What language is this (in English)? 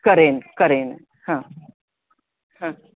Marathi